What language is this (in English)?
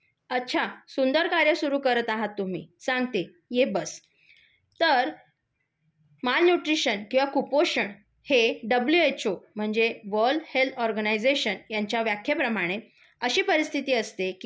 Marathi